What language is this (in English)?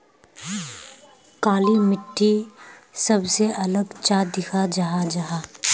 Magahi